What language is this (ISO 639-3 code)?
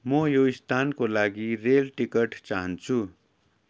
nep